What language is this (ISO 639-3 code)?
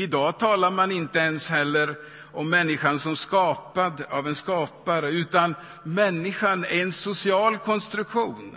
swe